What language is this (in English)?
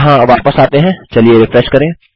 Hindi